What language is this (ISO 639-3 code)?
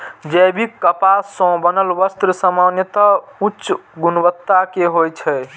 mai